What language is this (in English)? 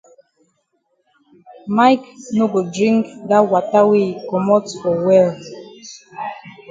Cameroon Pidgin